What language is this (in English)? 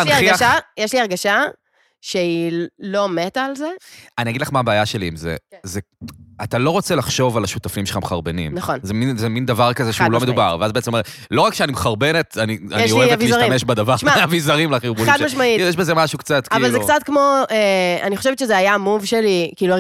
Hebrew